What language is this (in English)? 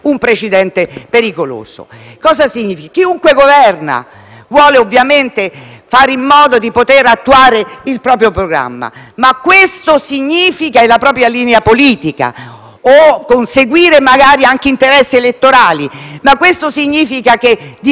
Italian